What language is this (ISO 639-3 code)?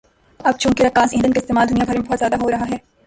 urd